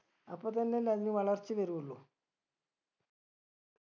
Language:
Malayalam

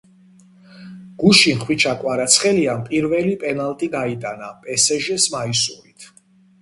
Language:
Georgian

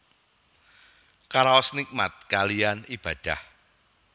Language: Javanese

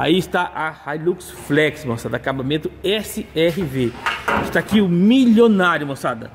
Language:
Portuguese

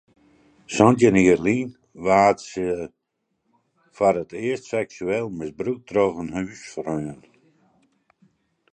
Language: Western Frisian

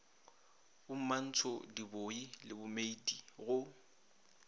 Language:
Northern Sotho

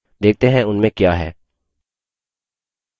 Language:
Hindi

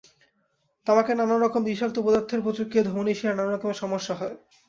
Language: Bangla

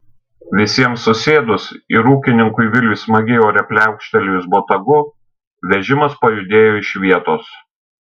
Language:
Lithuanian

